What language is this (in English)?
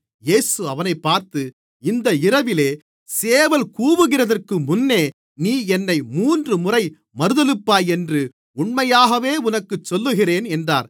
Tamil